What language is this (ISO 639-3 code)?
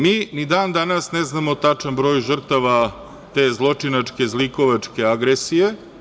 srp